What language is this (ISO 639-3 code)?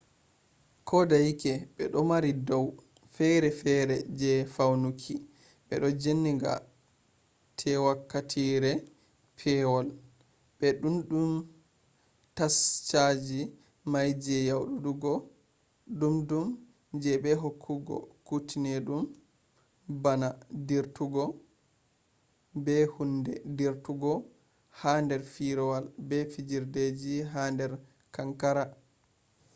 ful